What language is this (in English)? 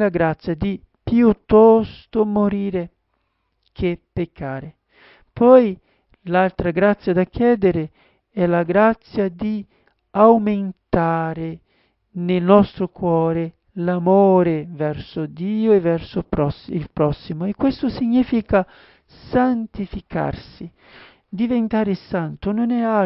Italian